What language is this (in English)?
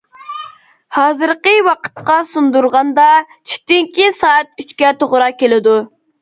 Uyghur